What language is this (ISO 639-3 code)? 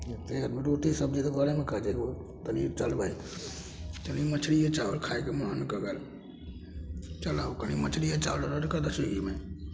mai